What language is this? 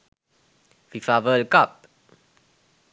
Sinhala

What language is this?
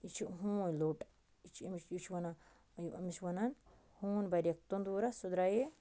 Kashmiri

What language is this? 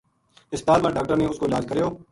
Gujari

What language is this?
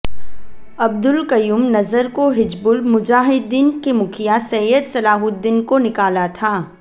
Hindi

